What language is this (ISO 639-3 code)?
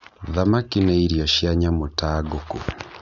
kik